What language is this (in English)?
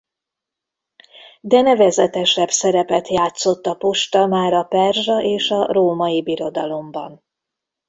Hungarian